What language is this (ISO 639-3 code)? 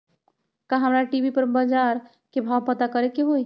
mag